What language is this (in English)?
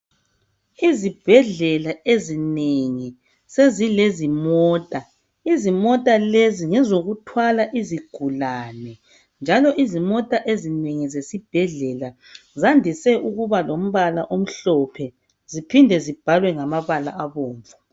North Ndebele